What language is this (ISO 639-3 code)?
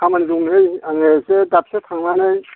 brx